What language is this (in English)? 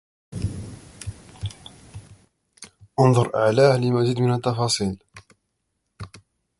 Arabic